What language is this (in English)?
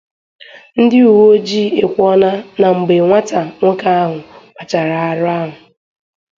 Igbo